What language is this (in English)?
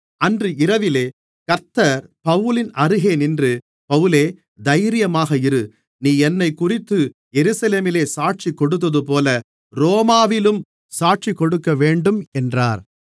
Tamil